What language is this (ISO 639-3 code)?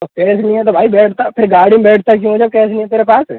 hin